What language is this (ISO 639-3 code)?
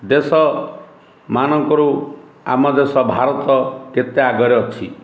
ori